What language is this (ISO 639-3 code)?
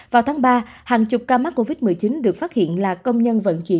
vie